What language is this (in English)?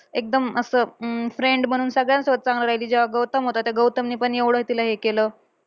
Marathi